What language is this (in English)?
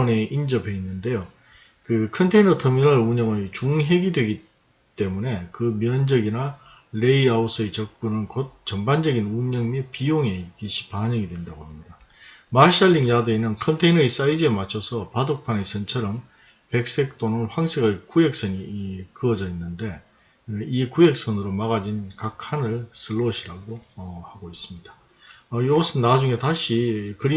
Korean